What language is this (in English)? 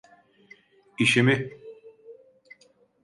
Turkish